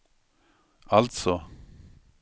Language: Swedish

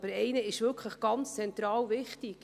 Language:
Swiss German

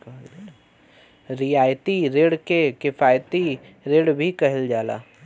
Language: Bhojpuri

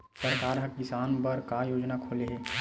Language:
Chhattisgarhi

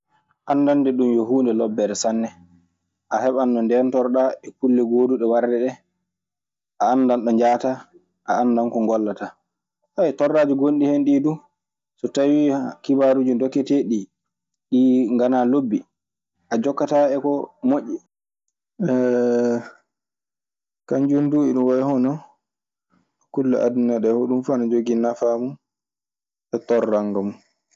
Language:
Maasina Fulfulde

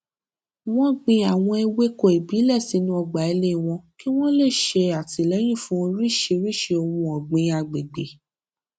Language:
Yoruba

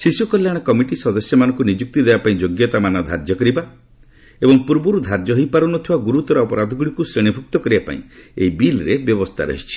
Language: Odia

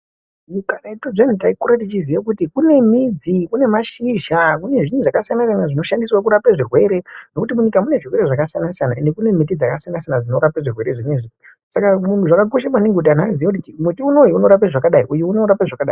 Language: Ndau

